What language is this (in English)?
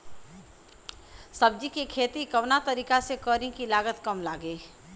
Bhojpuri